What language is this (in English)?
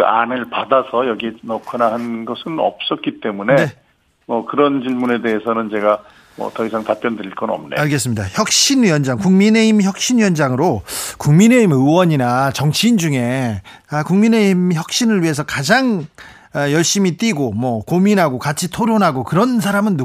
Korean